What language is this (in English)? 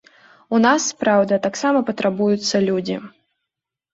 Belarusian